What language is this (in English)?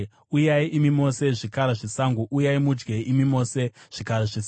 Shona